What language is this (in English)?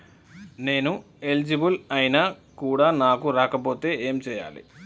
Telugu